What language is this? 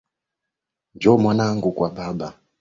Swahili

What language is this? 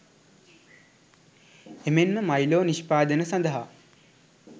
Sinhala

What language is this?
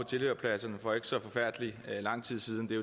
Danish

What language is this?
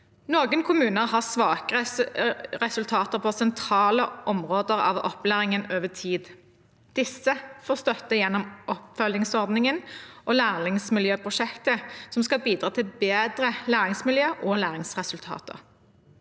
Norwegian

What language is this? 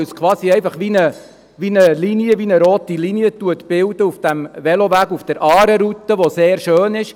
Swiss German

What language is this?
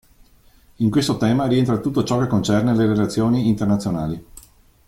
Italian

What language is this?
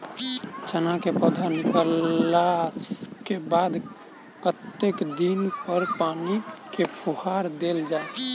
Maithili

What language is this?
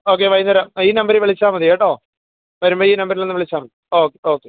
Malayalam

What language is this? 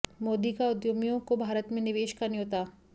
Hindi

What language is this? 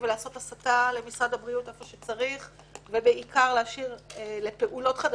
Hebrew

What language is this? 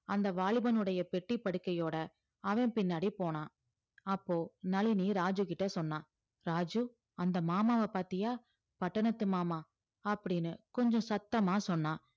Tamil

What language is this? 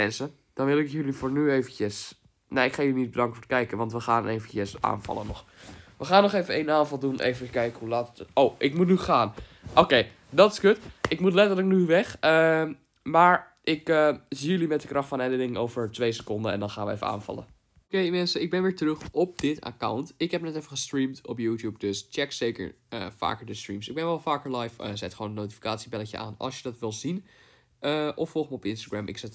Dutch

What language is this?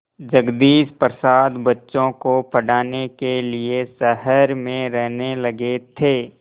Hindi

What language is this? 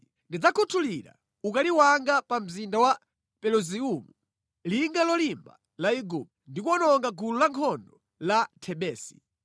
Nyanja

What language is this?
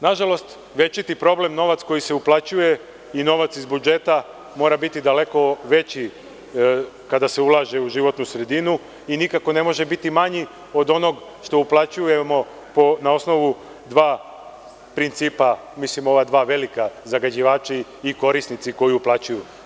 Serbian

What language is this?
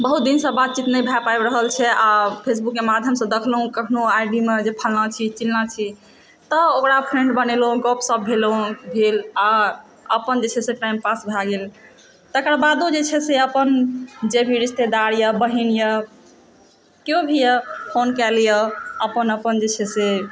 Maithili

